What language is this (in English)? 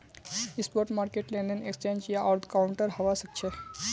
Magahi